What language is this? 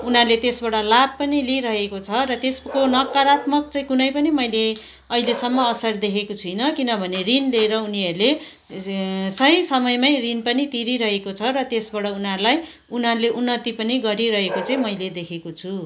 Nepali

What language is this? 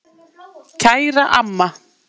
Icelandic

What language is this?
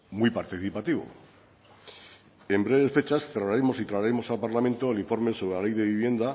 Spanish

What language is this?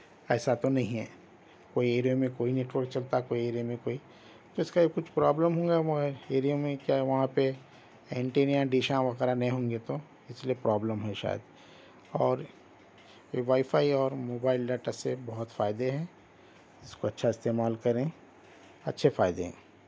Urdu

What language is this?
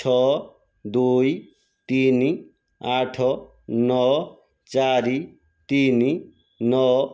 Odia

